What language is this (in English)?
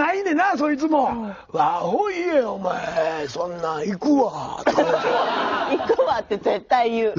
Japanese